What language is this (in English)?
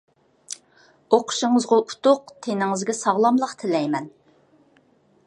Uyghur